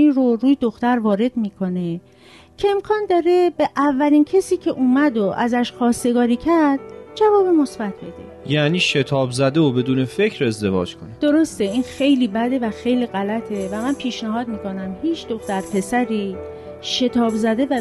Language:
Persian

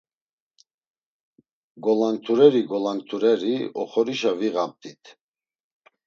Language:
Laz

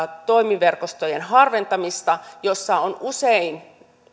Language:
Finnish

